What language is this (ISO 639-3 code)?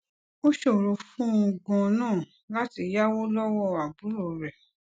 yor